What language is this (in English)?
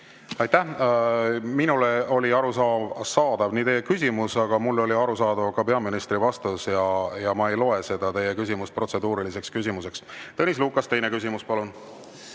Estonian